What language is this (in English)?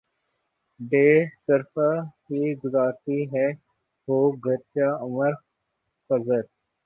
Urdu